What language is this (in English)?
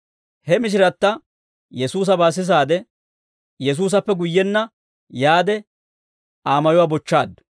Dawro